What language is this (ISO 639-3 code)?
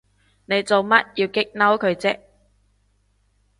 yue